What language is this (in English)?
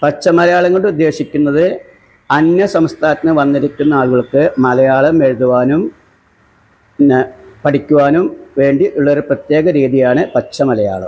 Malayalam